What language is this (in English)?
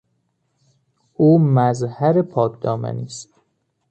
Persian